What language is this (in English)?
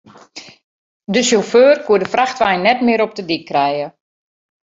Western Frisian